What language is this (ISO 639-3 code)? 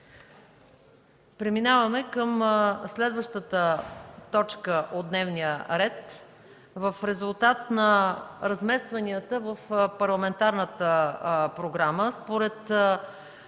bul